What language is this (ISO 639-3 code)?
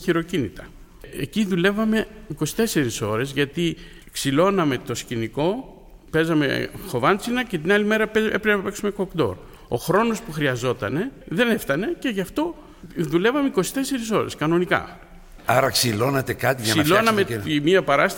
ell